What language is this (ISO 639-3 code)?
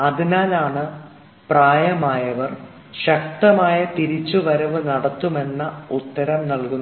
mal